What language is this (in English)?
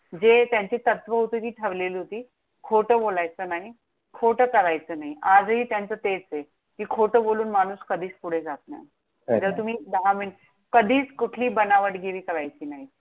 Marathi